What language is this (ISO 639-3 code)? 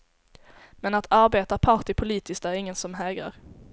swe